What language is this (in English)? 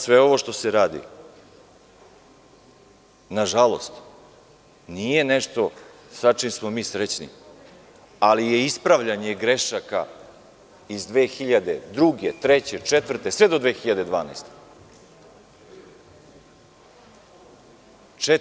Serbian